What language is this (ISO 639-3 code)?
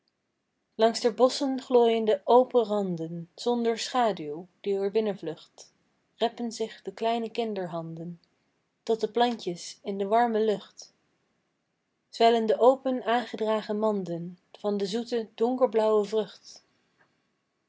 nld